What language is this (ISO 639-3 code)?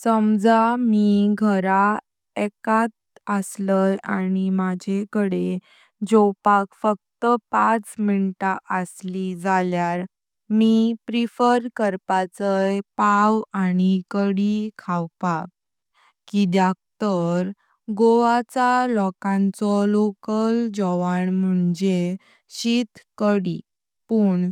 kok